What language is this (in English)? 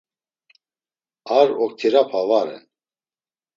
Laz